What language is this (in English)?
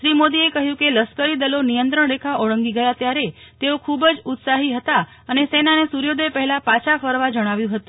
Gujarati